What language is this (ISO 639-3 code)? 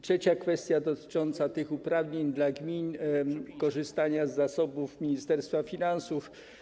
pol